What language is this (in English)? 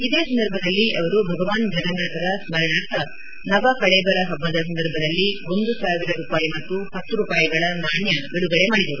Kannada